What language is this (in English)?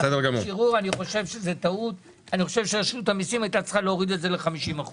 Hebrew